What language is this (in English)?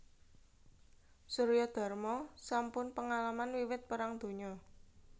Javanese